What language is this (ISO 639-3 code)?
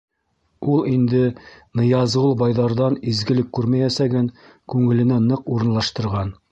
bak